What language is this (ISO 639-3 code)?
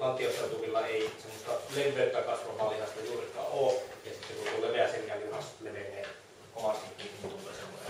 fin